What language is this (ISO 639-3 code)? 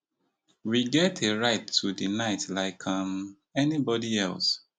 pcm